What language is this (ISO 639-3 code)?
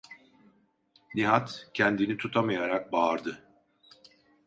tur